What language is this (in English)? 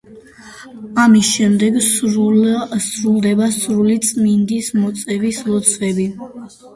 Georgian